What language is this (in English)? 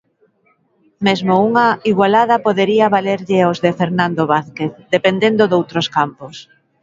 Galician